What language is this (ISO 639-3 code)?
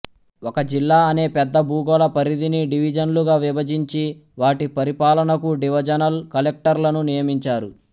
tel